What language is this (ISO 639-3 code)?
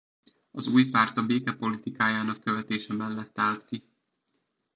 hun